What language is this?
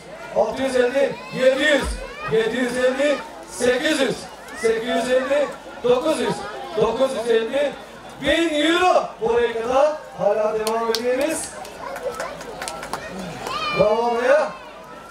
Turkish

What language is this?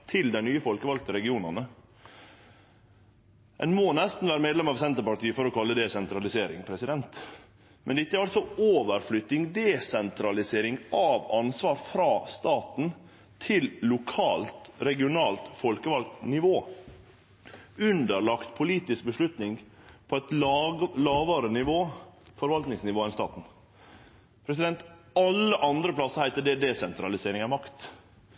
Norwegian Nynorsk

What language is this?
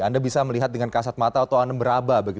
Indonesian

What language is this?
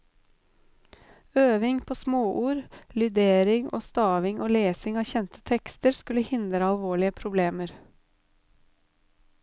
Norwegian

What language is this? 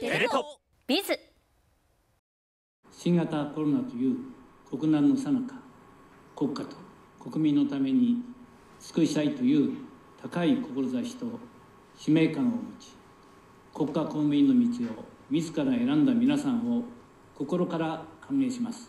Japanese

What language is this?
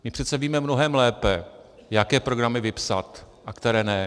Czech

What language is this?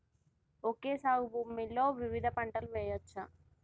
Telugu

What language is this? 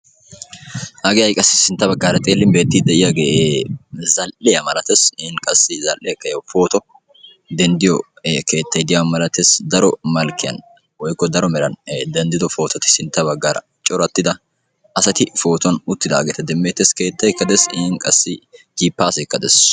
Wolaytta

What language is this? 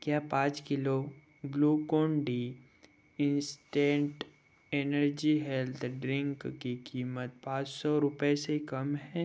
Hindi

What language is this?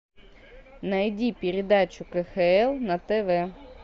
Russian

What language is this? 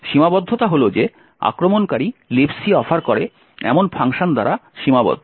Bangla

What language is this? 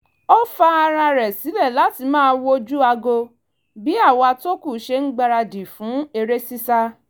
Yoruba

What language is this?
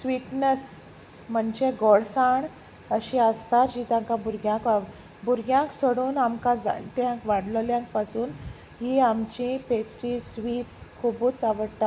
Konkani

